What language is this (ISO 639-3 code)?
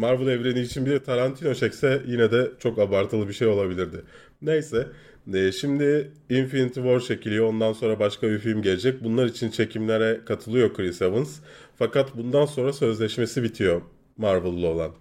tur